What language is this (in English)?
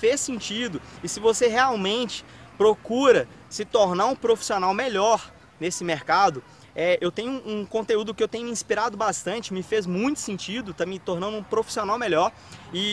Portuguese